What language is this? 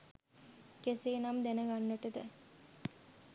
Sinhala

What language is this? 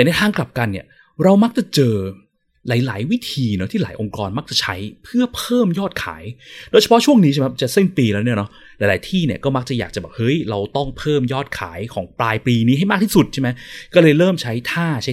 Thai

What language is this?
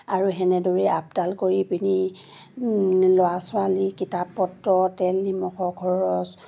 Assamese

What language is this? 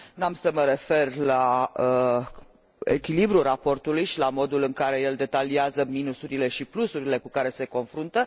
Romanian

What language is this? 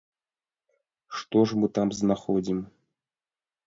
Belarusian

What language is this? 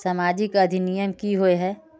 Magahi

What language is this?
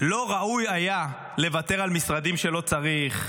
Hebrew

